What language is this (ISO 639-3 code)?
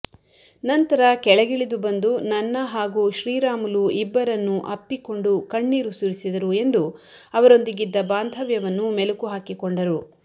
kan